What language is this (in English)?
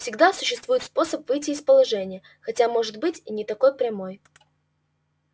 Russian